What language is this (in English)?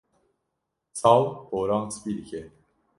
Kurdish